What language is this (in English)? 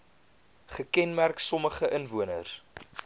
Afrikaans